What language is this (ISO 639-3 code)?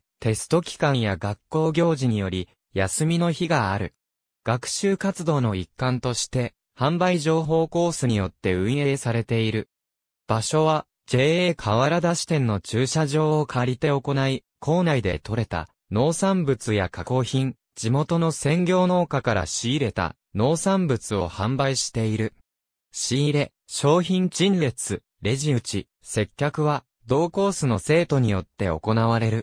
jpn